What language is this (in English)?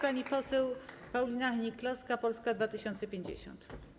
Polish